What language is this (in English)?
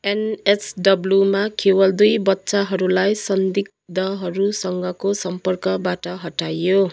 Nepali